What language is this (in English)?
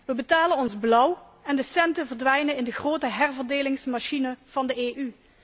Dutch